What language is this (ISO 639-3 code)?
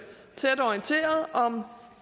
dan